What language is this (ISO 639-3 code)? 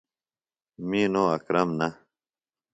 phl